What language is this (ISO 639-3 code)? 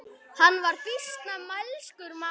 isl